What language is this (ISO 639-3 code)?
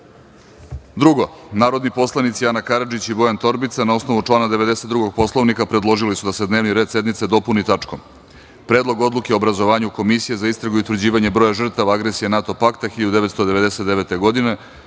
srp